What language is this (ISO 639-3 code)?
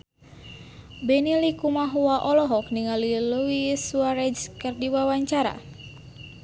sun